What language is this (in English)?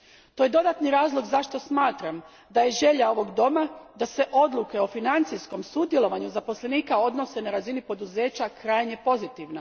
Croatian